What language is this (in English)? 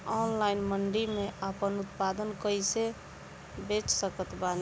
Bhojpuri